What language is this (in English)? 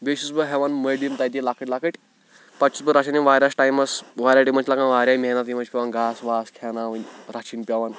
Kashmiri